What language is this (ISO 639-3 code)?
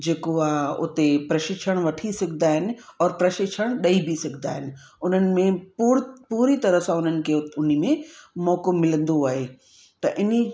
snd